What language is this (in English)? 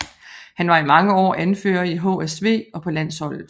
Danish